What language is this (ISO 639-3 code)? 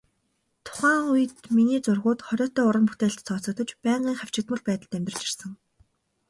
mon